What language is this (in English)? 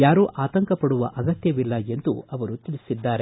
Kannada